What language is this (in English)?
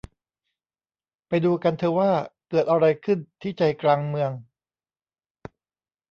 Thai